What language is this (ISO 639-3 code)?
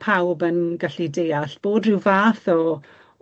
cym